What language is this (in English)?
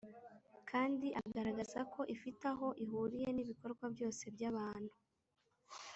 Kinyarwanda